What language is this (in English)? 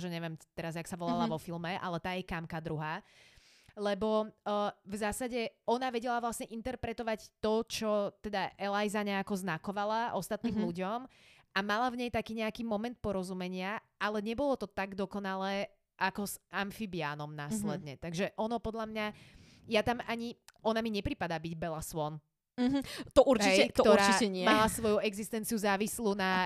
Slovak